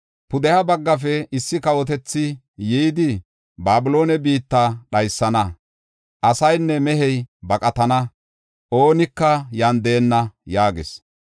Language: Gofa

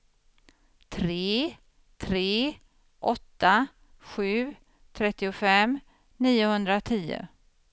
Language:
Swedish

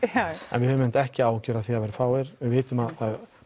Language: Icelandic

